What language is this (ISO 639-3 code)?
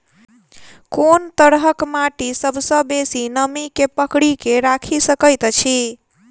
mai